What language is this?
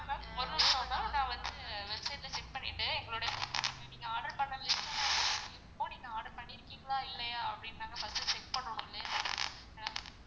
Tamil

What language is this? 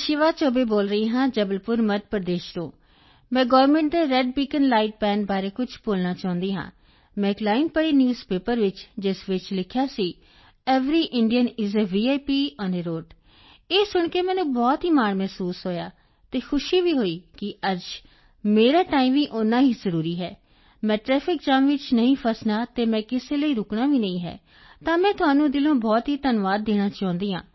Punjabi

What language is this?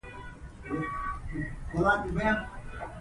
Pashto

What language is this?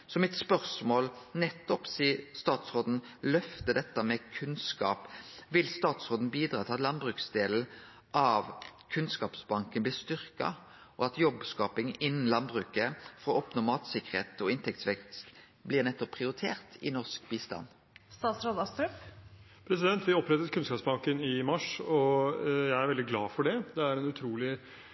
Norwegian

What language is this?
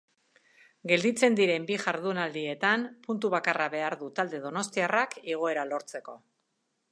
Basque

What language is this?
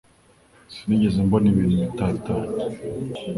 Kinyarwanda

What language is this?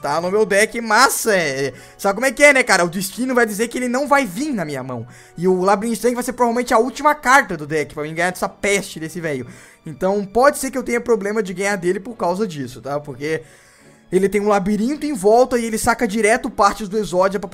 Portuguese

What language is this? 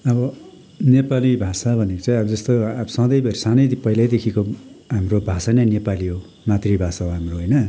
Nepali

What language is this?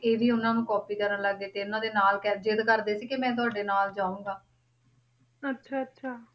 Punjabi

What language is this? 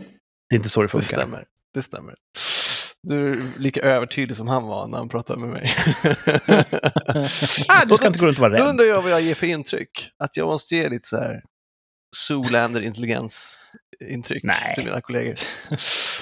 Swedish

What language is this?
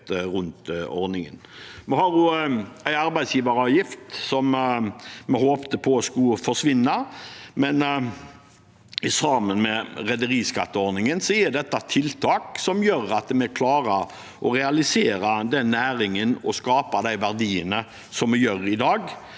Norwegian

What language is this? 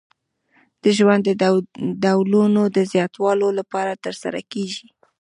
Pashto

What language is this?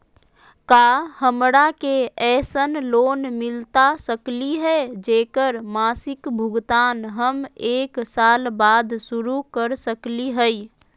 Magahi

